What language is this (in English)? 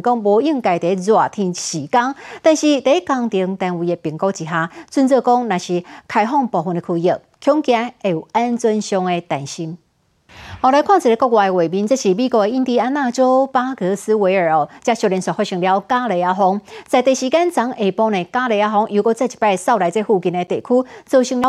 Chinese